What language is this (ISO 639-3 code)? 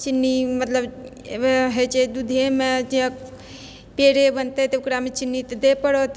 mai